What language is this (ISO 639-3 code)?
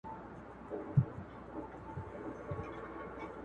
pus